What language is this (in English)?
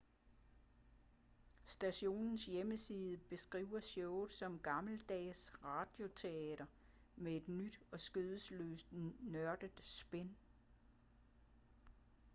Danish